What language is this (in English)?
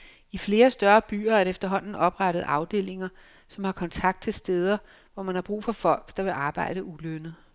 Danish